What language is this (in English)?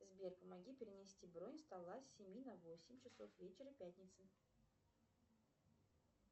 Russian